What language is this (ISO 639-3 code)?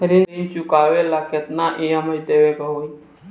bho